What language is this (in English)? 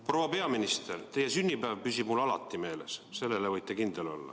Estonian